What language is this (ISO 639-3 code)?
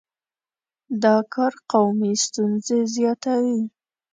pus